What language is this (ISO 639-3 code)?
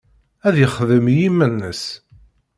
kab